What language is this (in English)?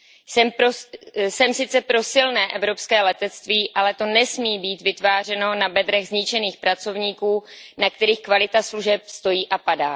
Czech